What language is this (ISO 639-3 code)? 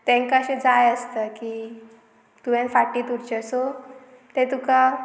kok